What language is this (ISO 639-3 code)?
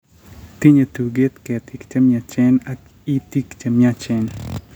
kln